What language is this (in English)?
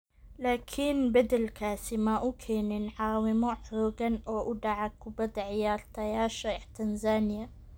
Somali